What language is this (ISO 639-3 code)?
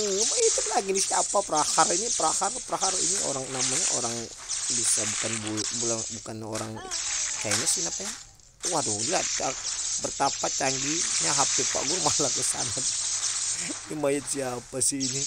ind